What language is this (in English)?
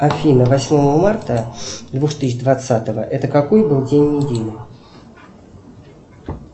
Russian